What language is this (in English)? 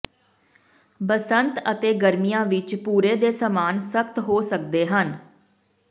Punjabi